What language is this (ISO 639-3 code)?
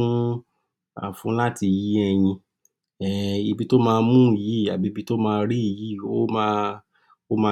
yor